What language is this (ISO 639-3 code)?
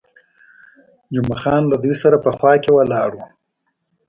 pus